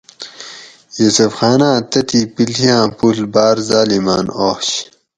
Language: Gawri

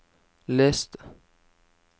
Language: Norwegian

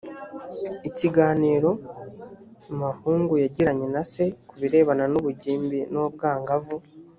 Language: Kinyarwanda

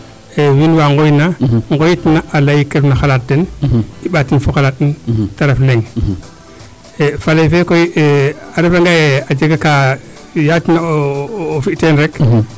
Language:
Serer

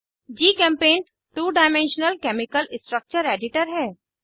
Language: Hindi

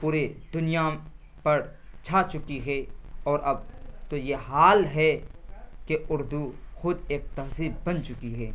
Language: Urdu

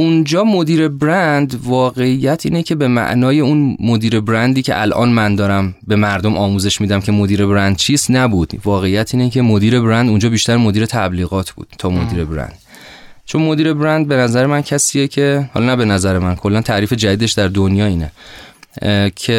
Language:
Persian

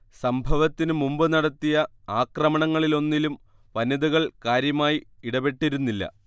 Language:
Malayalam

